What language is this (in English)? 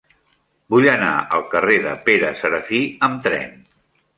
Catalan